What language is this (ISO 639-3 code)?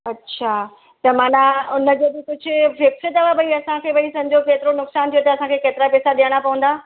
snd